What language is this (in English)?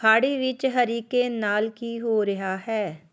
Punjabi